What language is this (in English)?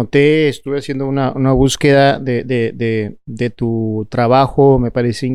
Spanish